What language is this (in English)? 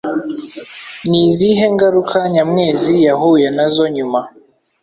Kinyarwanda